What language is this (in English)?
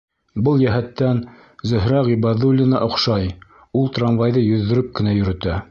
Bashkir